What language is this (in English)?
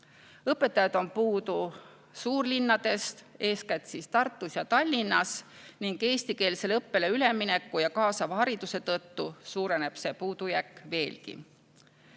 Estonian